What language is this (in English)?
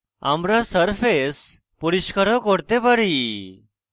Bangla